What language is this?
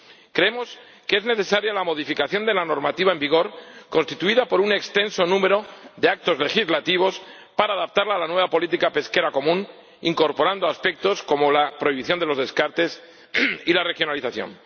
Spanish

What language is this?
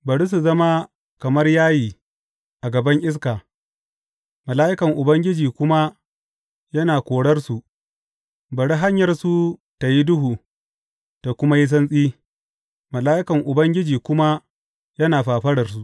Hausa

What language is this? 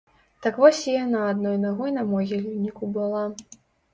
Belarusian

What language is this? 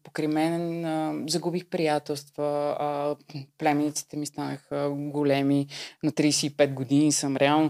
Bulgarian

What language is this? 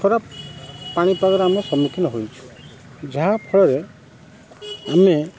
Odia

